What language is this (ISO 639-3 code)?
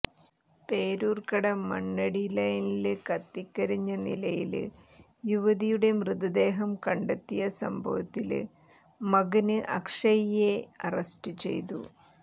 mal